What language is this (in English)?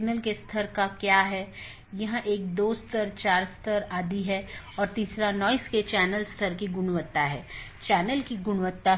Hindi